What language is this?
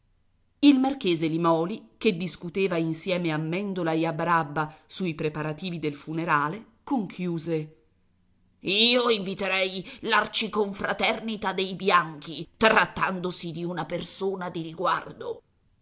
Italian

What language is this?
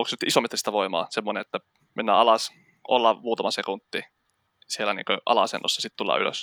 Finnish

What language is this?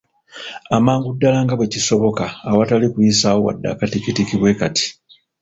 Ganda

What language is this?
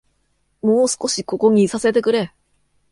Japanese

